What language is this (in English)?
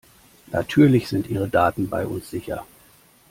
German